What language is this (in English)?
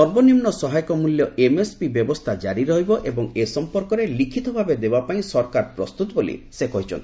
Odia